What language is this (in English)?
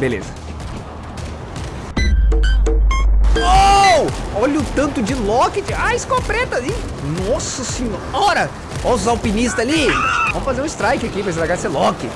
Portuguese